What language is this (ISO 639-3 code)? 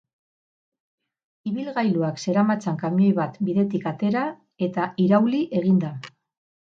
eus